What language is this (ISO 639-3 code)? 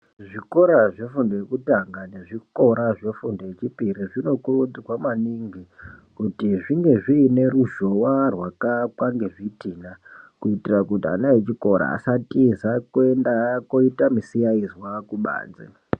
ndc